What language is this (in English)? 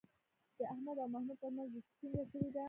Pashto